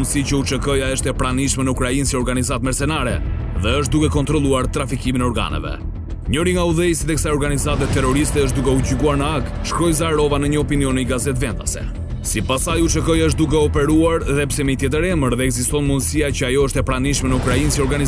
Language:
Romanian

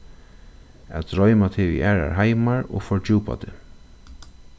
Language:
Faroese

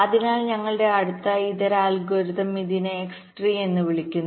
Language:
Malayalam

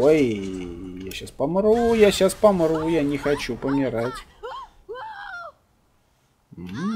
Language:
Russian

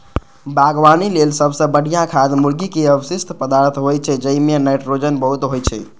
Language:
Maithili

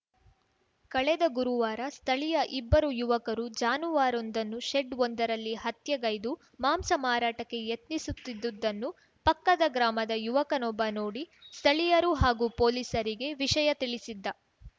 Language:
Kannada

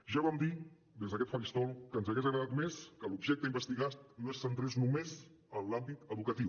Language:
Catalan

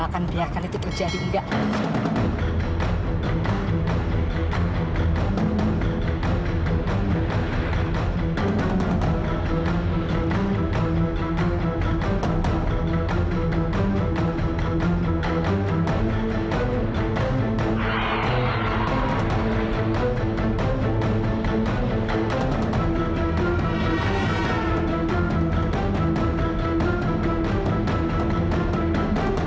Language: Indonesian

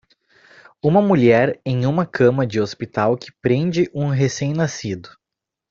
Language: Portuguese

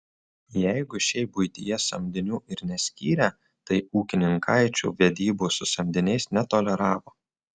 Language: Lithuanian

